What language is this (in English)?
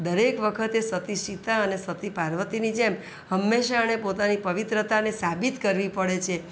Gujarati